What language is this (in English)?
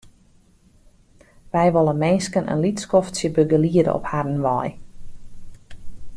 Western Frisian